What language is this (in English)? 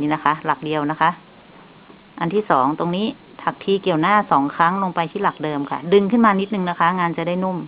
Thai